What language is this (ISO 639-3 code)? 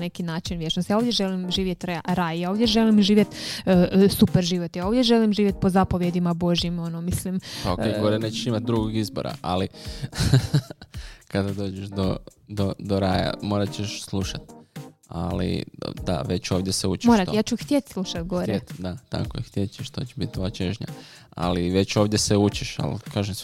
hrv